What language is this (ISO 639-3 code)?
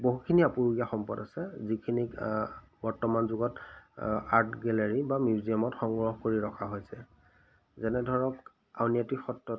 asm